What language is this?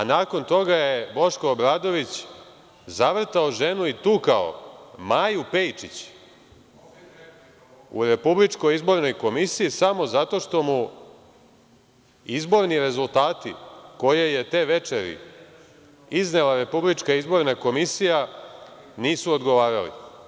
Serbian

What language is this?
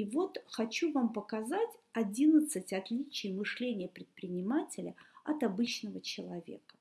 Russian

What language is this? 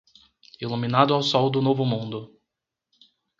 Portuguese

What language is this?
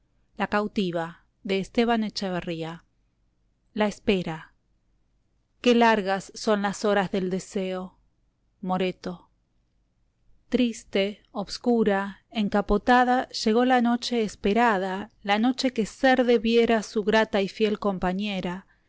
Spanish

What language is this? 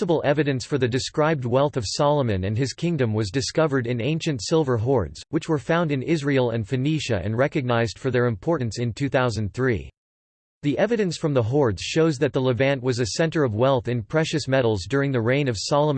English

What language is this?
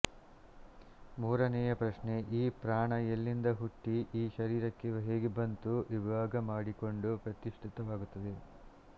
Kannada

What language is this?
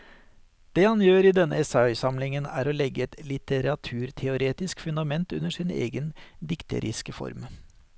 Norwegian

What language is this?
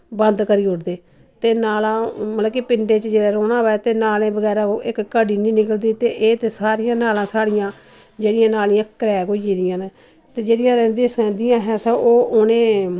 Dogri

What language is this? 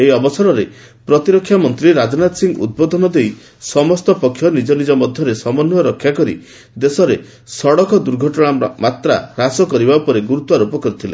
Odia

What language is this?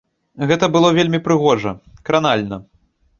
Belarusian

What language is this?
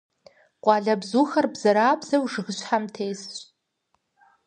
Kabardian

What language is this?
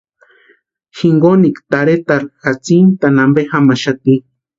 Western Highland Purepecha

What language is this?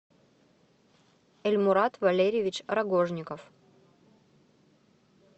Russian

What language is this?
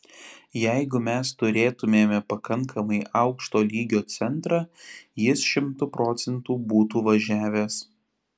Lithuanian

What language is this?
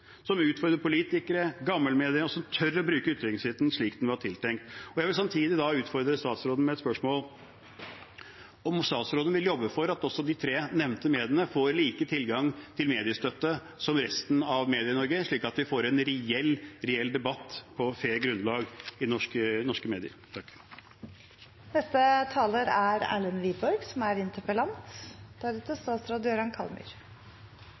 Norwegian Bokmål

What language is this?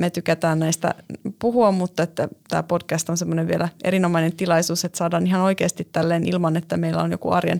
Finnish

